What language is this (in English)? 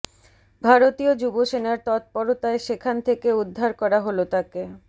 Bangla